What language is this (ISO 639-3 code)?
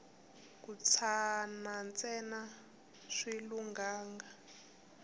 tso